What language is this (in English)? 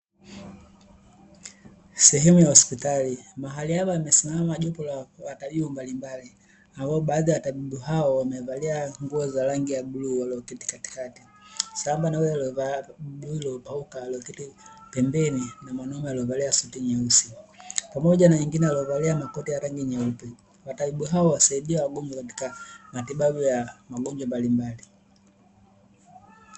Swahili